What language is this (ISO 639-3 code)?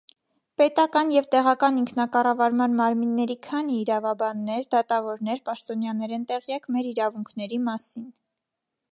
hye